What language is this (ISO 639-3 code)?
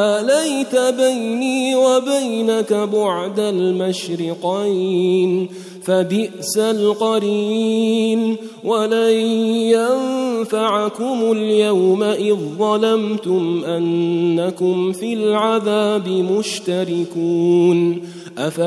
ara